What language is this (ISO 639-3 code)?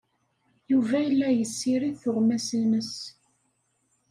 kab